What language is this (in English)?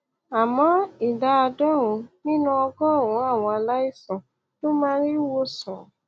Yoruba